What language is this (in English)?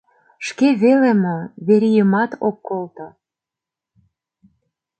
Mari